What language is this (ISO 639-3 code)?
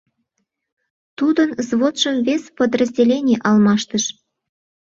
chm